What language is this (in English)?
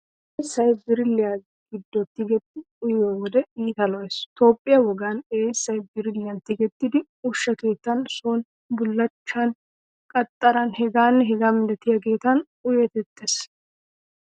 Wolaytta